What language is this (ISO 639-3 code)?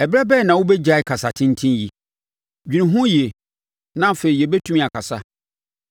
aka